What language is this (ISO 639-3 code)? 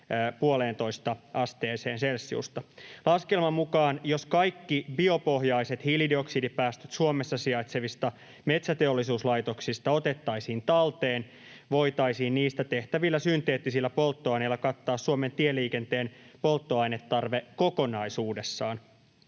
fin